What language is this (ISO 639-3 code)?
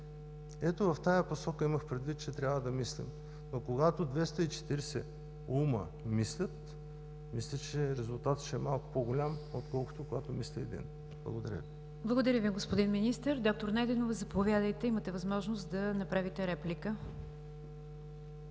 bul